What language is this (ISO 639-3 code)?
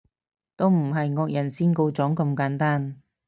yue